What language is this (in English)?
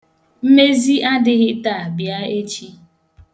Igbo